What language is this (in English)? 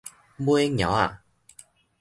Min Nan Chinese